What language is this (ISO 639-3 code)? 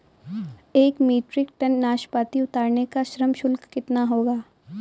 hin